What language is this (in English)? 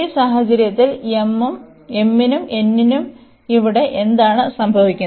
Malayalam